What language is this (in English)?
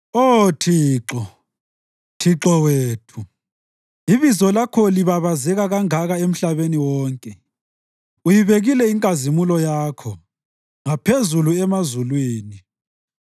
North Ndebele